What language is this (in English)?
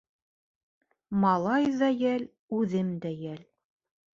Bashkir